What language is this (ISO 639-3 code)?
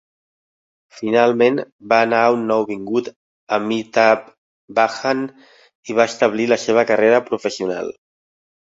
cat